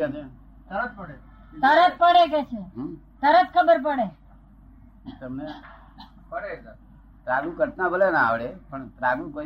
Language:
Gujarati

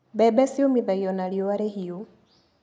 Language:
Kikuyu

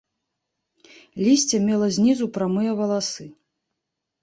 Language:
Belarusian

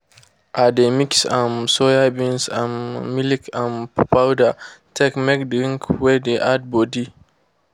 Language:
Nigerian Pidgin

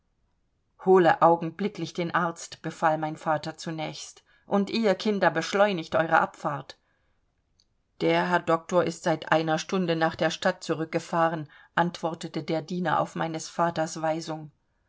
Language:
German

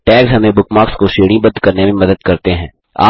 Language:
Hindi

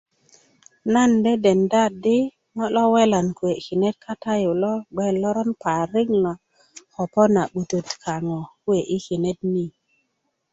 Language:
Kuku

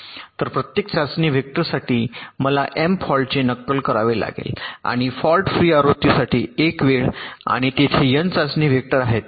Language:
Marathi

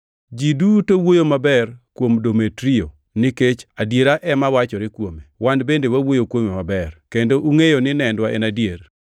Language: Luo (Kenya and Tanzania)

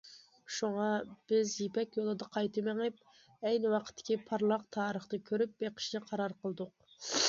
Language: Uyghur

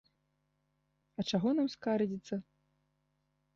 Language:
Belarusian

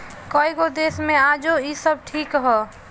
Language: Bhojpuri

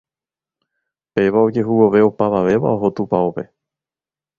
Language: Guarani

